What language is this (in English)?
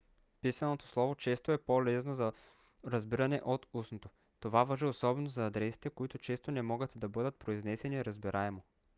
Bulgarian